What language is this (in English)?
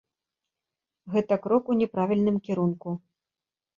Belarusian